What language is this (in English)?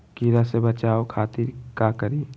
Magahi